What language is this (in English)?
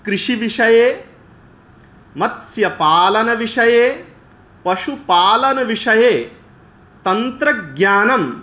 Sanskrit